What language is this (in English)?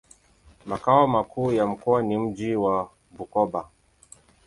Swahili